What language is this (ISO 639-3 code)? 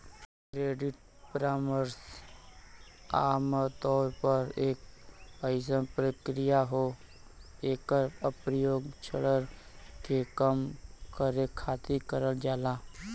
bho